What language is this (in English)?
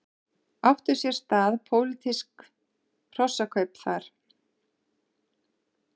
Icelandic